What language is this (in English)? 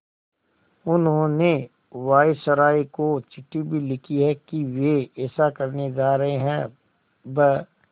Hindi